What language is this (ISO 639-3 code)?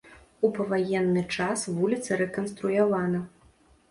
bel